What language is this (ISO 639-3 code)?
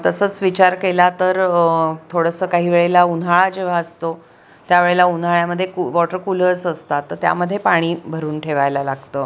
mar